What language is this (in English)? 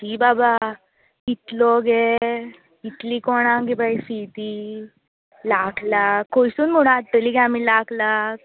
Konkani